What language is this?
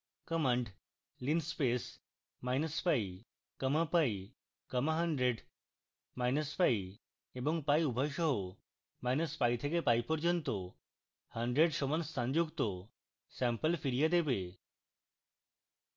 Bangla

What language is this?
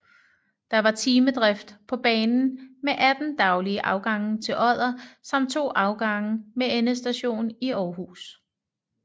Danish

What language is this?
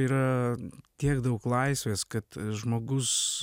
Lithuanian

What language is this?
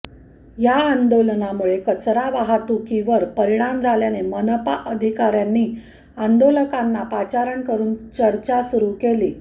Marathi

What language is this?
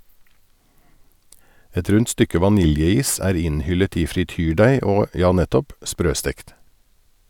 Norwegian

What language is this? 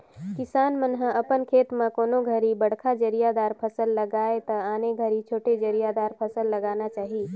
Chhattisgarhi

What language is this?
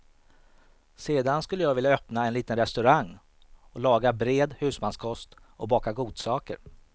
Swedish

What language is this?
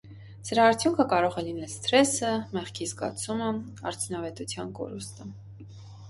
Armenian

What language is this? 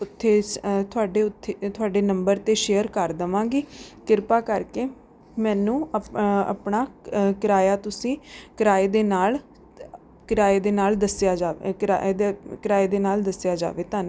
Punjabi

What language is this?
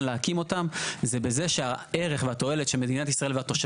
Hebrew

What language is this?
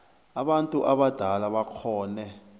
South Ndebele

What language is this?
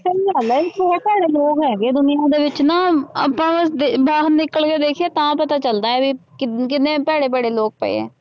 Punjabi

